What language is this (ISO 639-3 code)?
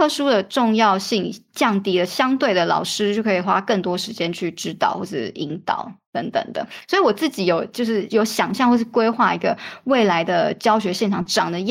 zho